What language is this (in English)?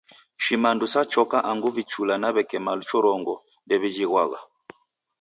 Taita